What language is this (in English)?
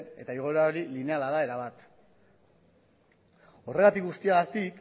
Basque